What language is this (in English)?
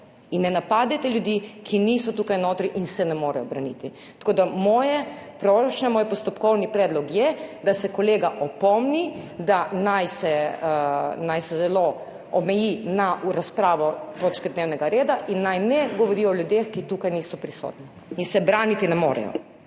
Slovenian